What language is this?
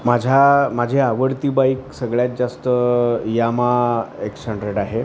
Marathi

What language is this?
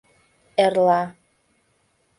Mari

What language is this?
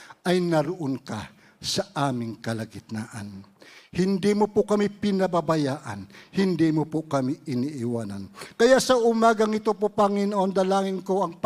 Filipino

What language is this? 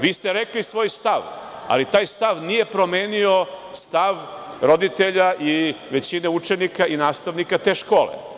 Serbian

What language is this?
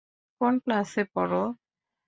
Bangla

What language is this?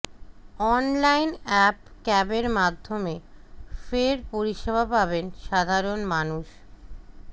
Bangla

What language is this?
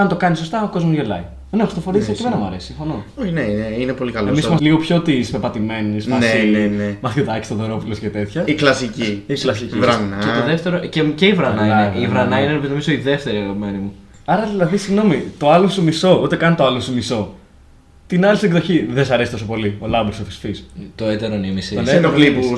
Greek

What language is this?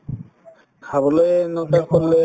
Assamese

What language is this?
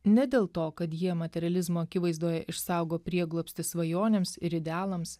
Lithuanian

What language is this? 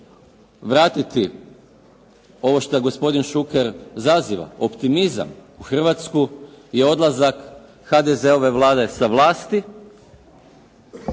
Croatian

